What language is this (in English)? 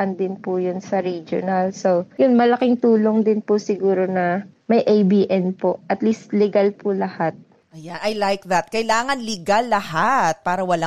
Filipino